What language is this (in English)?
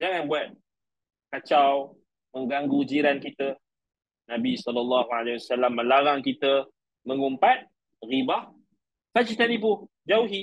Malay